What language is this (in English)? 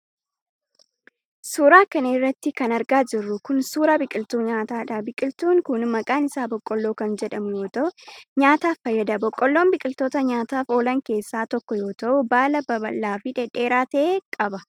Oromo